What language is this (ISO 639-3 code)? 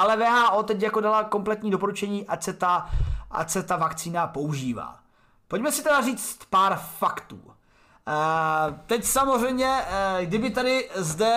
ces